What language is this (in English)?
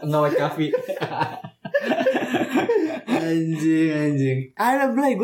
Indonesian